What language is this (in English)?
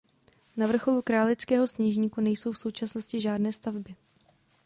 Czech